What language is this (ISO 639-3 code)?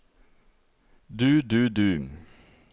nor